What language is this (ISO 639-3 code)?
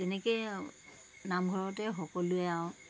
asm